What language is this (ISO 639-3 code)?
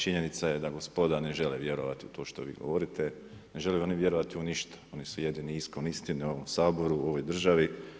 hrv